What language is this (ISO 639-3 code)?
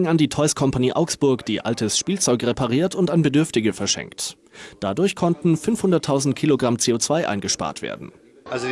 deu